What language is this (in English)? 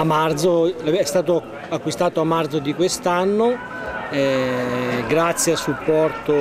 Italian